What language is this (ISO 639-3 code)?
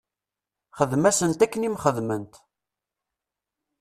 kab